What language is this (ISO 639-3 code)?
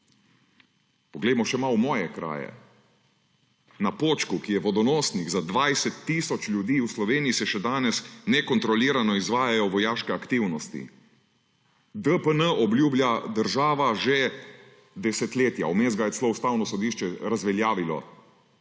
slv